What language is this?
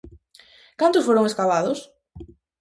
Galician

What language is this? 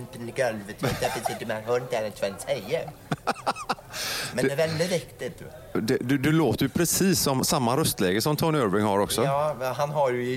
Swedish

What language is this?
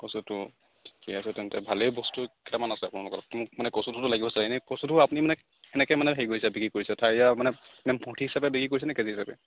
Assamese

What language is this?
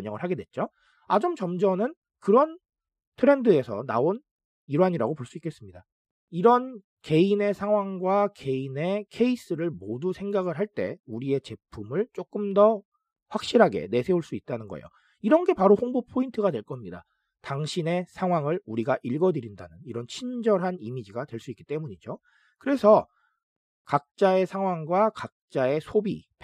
Korean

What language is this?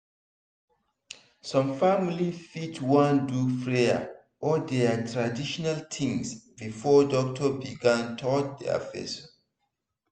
Nigerian Pidgin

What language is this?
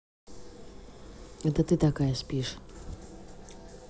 Russian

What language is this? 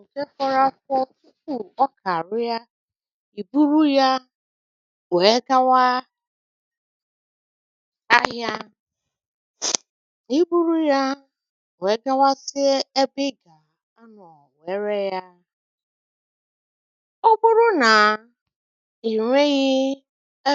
Igbo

